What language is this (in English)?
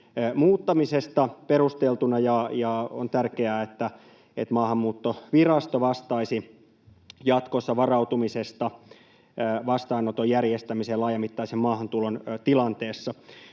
Finnish